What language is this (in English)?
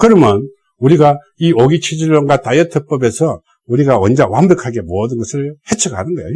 Korean